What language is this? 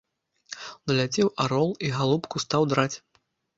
Belarusian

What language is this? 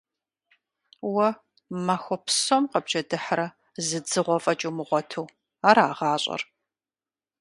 Kabardian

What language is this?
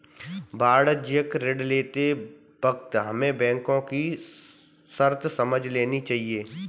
Hindi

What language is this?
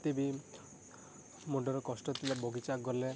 Odia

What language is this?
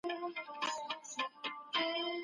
Pashto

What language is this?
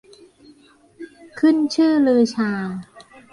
Thai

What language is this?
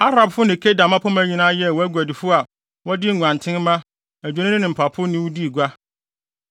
Akan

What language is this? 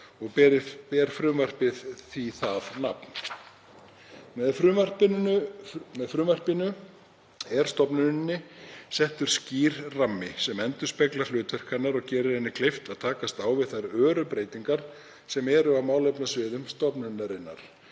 Icelandic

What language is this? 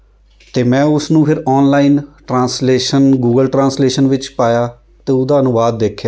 Punjabi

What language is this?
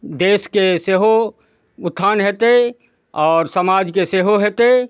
Maithili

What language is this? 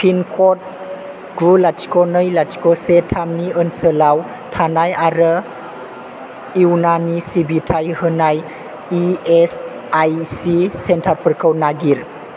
Bodo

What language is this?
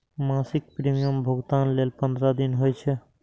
Maithili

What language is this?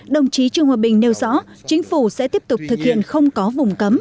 Vietnamese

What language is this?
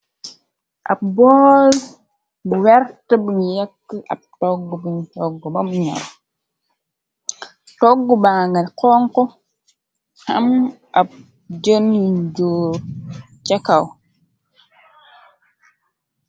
Wolof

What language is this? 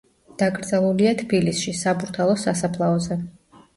Georgian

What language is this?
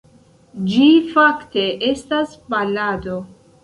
Esperanto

